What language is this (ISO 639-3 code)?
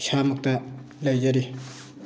mni